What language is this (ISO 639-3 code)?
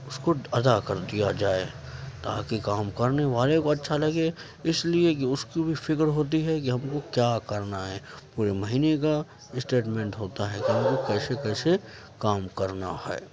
urd